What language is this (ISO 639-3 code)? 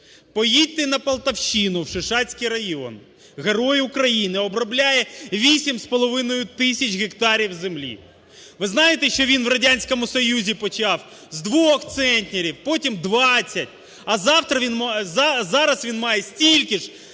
ukr